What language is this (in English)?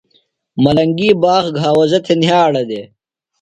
Phalura